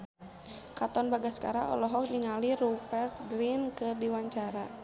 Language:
Sundanese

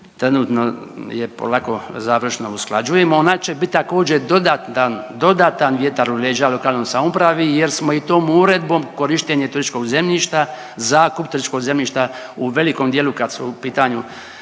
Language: Croatian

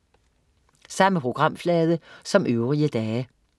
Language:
Danish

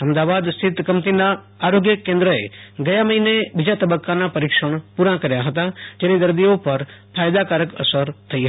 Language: Gujarati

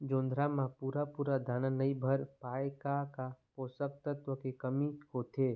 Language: Chhattisgarhi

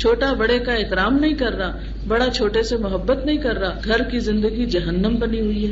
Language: Urdu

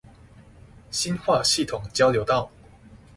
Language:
Chinese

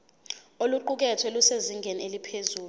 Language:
Zulu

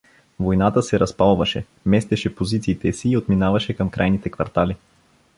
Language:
Bulgarian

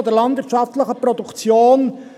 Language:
Swiss German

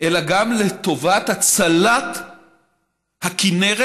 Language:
Hebrew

